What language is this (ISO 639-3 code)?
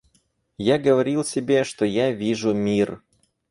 rus